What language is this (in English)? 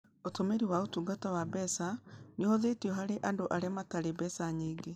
Kikuyu